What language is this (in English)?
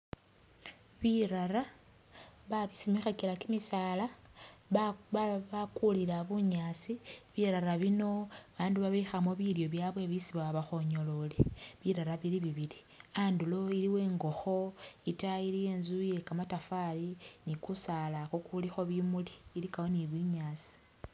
Masaaba